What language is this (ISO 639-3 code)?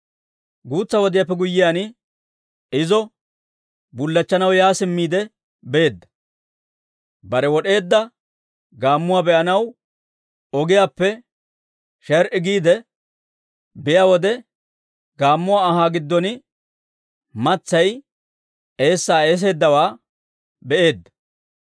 dwr